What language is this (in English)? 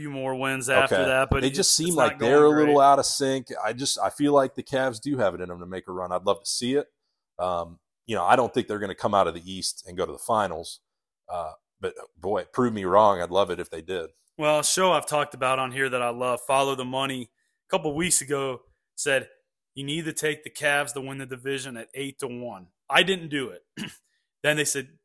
English